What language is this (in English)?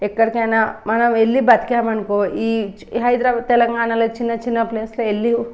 Telugu